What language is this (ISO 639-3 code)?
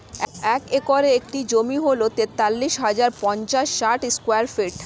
ben